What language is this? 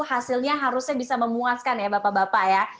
Indonesian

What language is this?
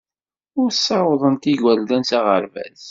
Kabyle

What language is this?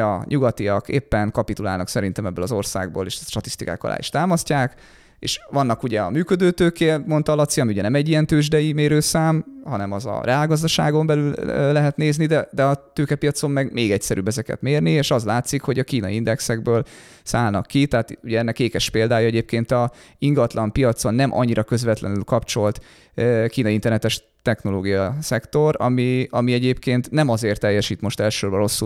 Hungarian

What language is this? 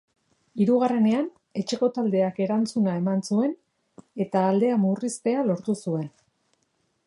Basque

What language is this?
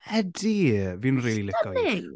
Welsh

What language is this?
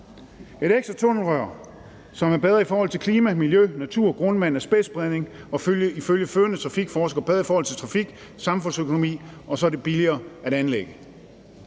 Danish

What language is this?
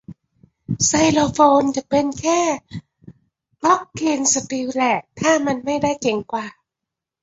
Thai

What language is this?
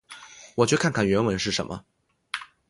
Chinese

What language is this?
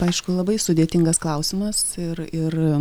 Lithuanian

